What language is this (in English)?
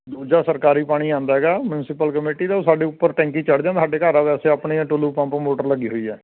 Punjabi